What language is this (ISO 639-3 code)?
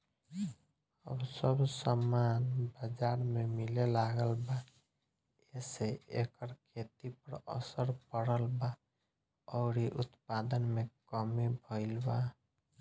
bho